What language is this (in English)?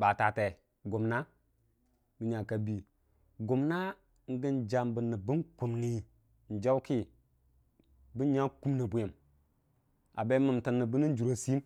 Dijim-Bwilim